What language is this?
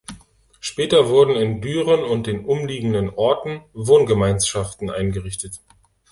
German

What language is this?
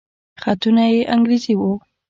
Pashto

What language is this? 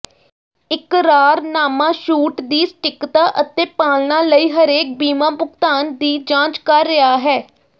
Punjabi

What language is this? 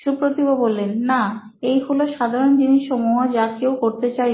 Bangla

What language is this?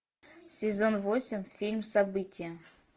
Russian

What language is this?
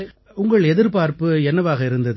Tamil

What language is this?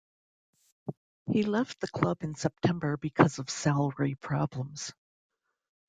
English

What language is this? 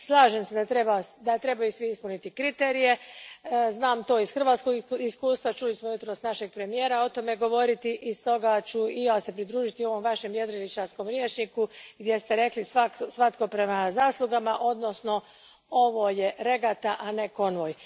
Croatian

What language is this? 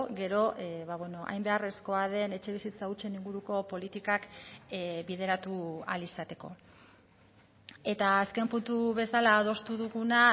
Basque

